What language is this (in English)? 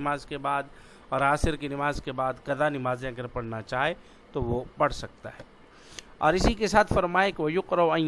Urdu